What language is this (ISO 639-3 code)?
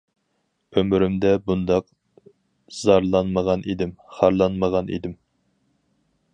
uig